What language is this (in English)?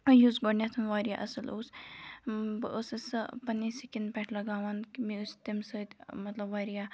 Kashmiri